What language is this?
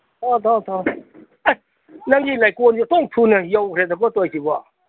Manipuri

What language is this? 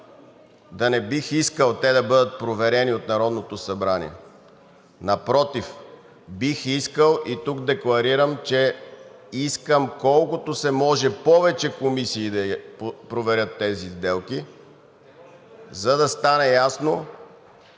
Bulgarian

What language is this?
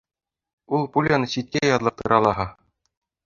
Bashkir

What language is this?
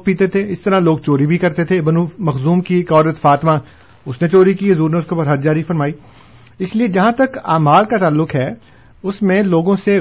Urdu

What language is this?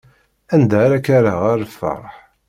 Kabyle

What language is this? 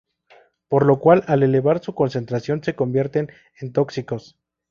Spanish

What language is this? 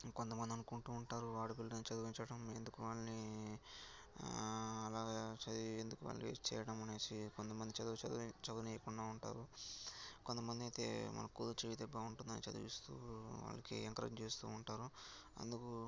Telugu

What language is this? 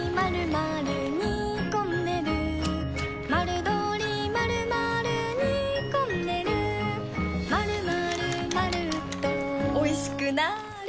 Japanese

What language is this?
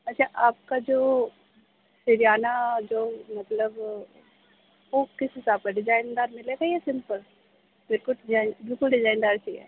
Urdu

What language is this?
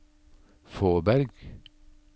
Norwegian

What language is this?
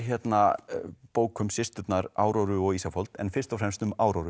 Icelandic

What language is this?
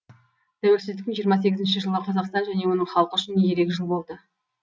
Kazakh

